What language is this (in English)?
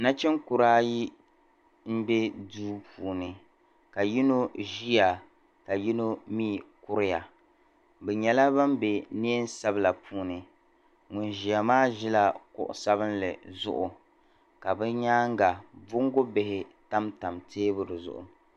Dagbani